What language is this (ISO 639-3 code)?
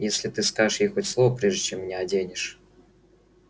rus